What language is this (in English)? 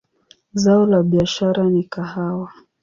Swahili